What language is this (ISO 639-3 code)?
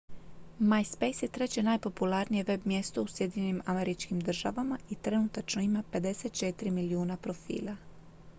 hrv